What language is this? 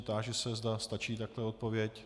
Czech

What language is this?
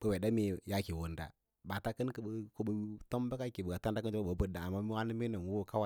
Lala-Roba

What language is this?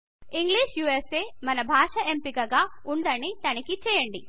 Telugu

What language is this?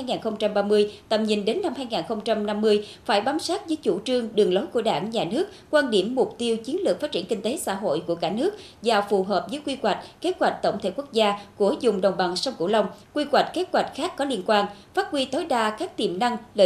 Vietnamese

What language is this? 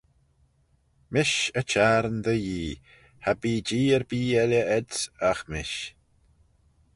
Manx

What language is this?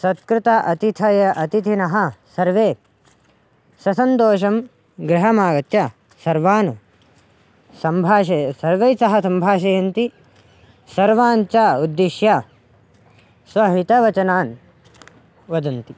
Sanskrit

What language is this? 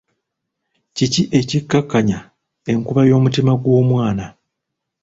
Ganda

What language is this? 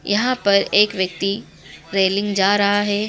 Hindi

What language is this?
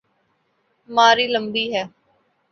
Urdu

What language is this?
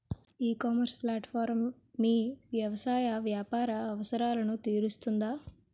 Telugu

